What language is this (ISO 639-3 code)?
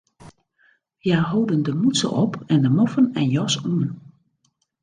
fry